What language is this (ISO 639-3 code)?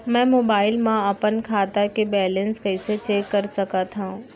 hne